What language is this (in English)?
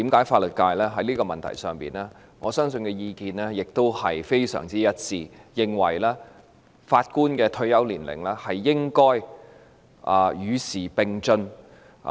Cantonese